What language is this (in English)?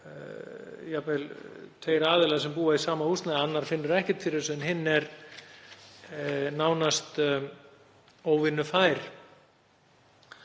Icelandic